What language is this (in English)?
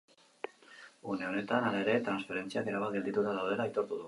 Basque